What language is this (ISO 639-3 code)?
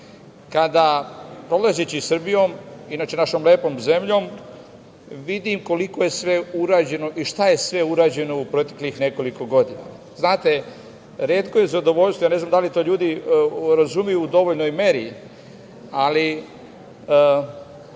srp